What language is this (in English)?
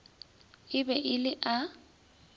Northern Sotho